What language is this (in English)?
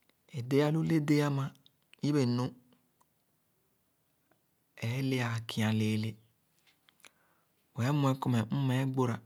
Khana